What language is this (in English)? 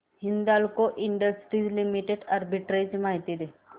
Marathi